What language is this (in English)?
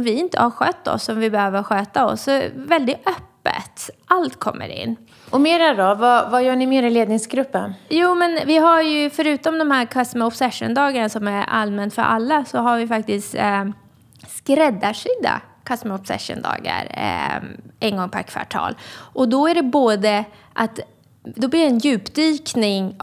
Swedish